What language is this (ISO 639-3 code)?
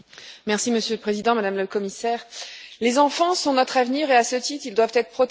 fra